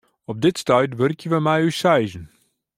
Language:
Western Frisian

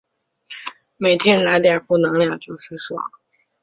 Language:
Chinese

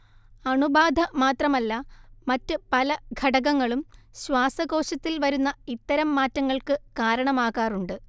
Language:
Malayalam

